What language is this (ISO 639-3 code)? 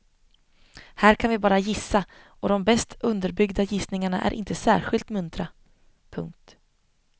swe